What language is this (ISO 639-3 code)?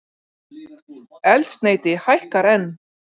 isl